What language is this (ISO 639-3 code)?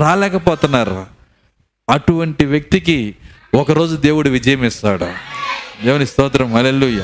tel